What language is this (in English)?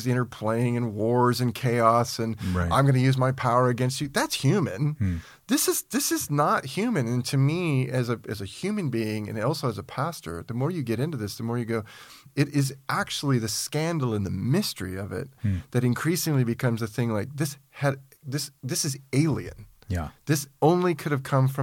English